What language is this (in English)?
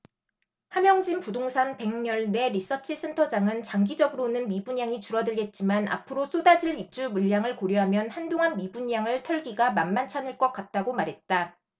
Korean